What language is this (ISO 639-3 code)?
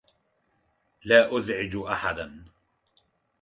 ara